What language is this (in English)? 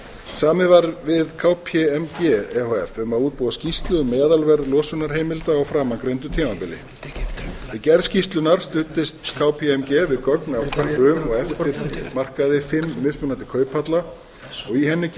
Icelandic